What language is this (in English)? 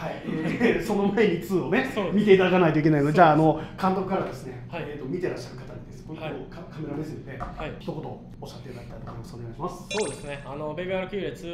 Japanese